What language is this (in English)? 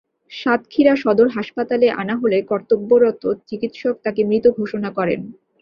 Bangla